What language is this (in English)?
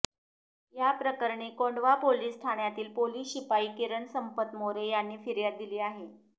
Marathi